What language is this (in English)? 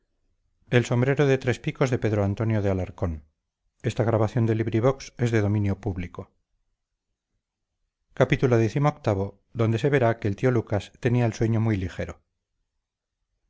Spanish